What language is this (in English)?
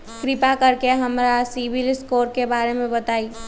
Magahi